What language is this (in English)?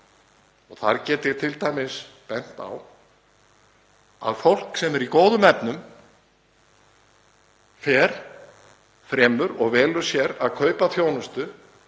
Icelandic